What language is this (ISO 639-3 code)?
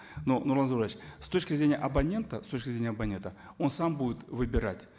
kaz